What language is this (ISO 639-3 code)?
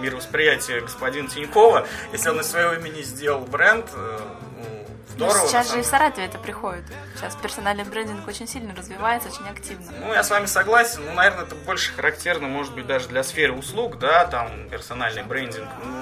rus